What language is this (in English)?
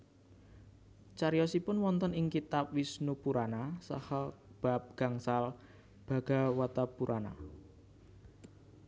Javanese